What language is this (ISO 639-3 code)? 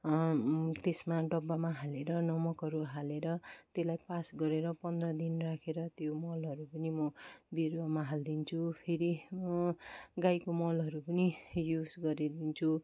nep